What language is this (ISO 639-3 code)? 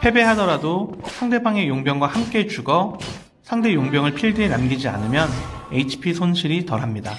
kor